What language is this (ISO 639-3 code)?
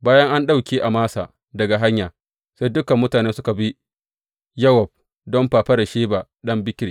hau